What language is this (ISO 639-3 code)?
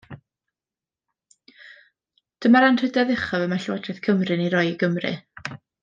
cym